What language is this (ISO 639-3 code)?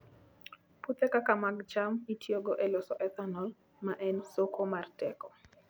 luo